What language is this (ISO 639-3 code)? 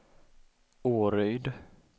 swe